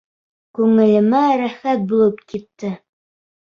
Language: Bashkir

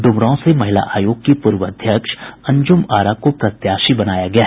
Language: Hindi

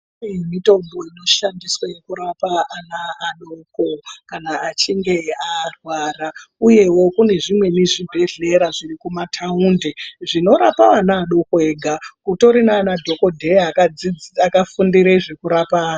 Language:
Ndau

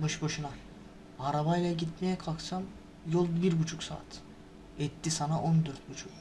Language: Turkish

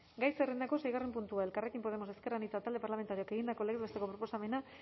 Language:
Basque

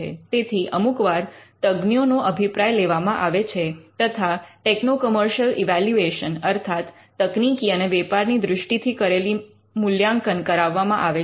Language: Gujarati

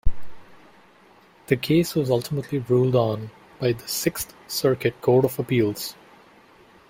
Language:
English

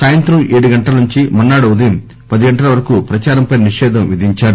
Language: Telugu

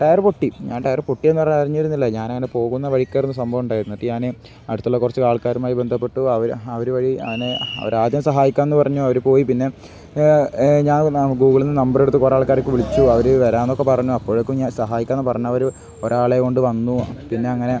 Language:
Malayalam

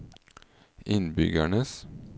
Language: Norwegian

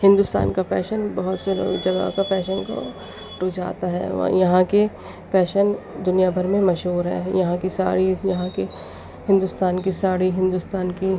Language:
Urdu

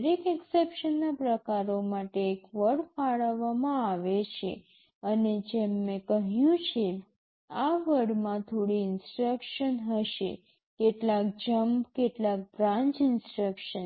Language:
Gujarati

